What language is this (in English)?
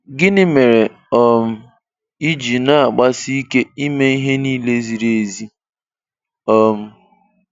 Igbo